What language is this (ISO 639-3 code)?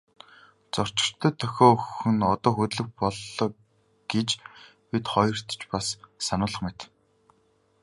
mon